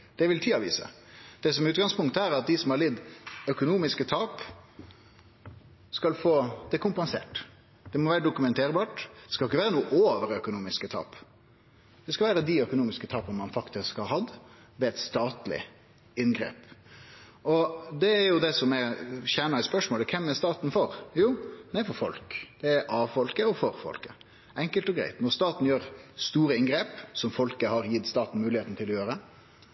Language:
Norwegian Nynorsk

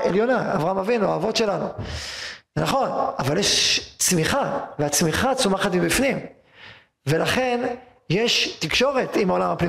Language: Hebrew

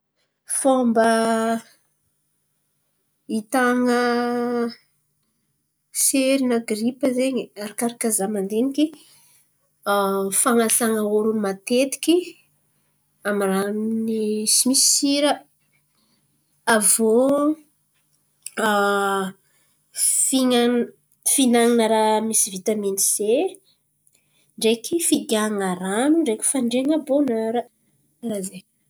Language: Antankarana Malagasy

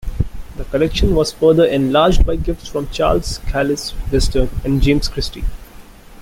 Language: English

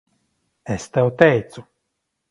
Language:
Latvian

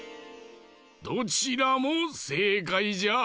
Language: Japanese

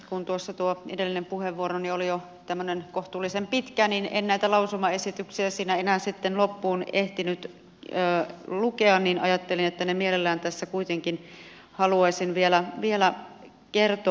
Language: Finnish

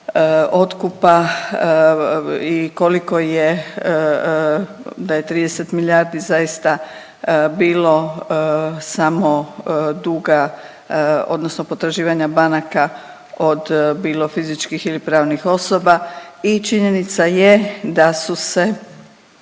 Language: Croatian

